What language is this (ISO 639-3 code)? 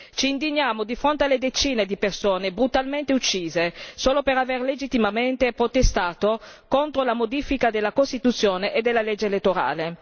ita